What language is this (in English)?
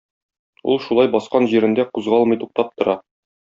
Tatar